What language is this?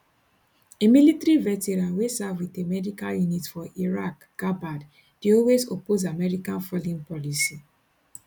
Nigerian Pidgin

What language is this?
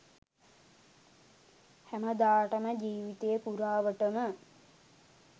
Sinhala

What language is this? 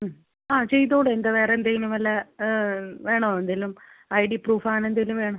Malayalam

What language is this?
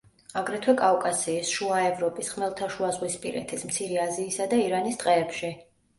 Georgian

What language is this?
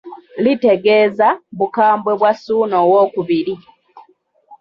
Ganda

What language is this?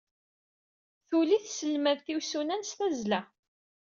Kabyle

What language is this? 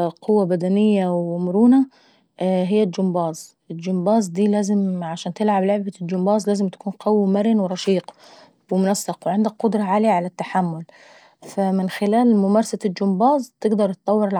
Saidi Arabic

